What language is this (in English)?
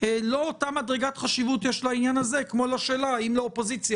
Hebrew